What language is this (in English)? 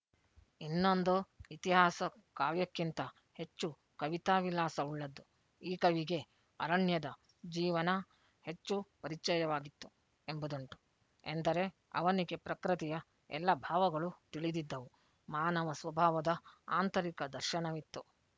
Kannada